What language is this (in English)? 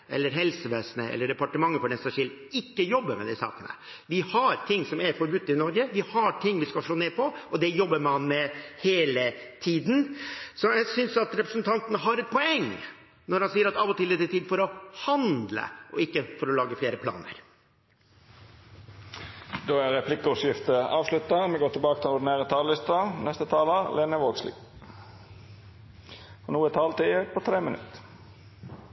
Norwegian